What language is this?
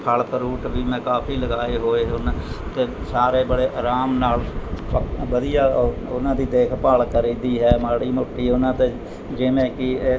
Punjabi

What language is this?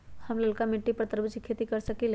Magahi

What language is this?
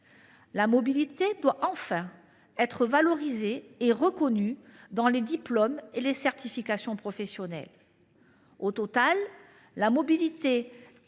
French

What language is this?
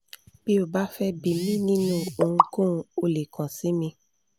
Yoruba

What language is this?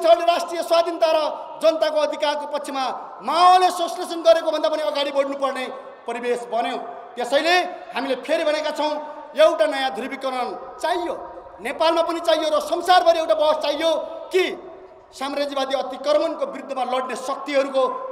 Indonesian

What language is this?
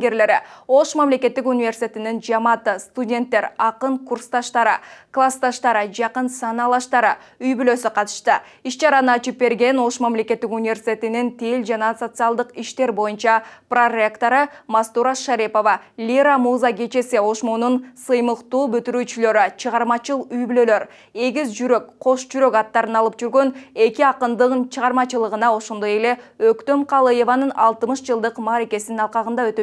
Turkish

